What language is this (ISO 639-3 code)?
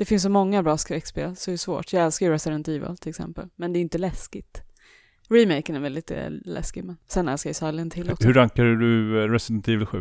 swe